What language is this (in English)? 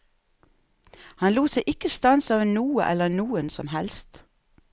Norwegian